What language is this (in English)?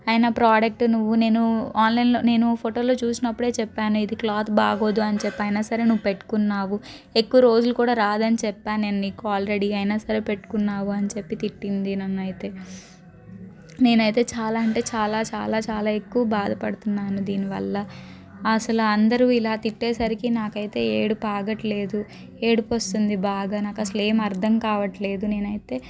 Telugu